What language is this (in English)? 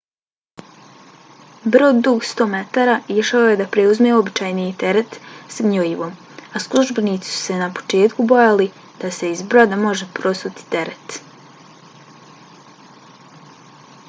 Bosnian